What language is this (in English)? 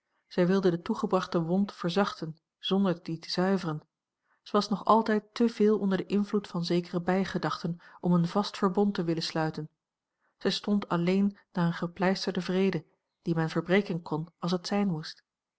Dutch